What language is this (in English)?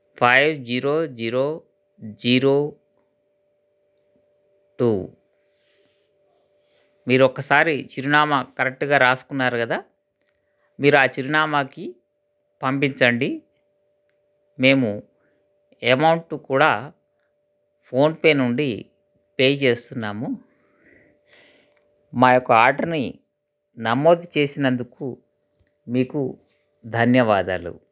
Telugu